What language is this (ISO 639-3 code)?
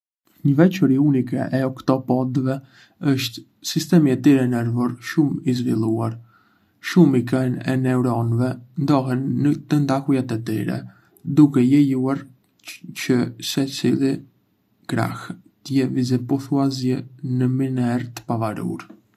aae